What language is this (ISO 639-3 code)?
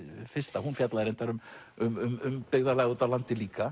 isl